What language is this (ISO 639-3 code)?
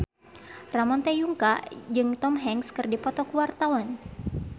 sun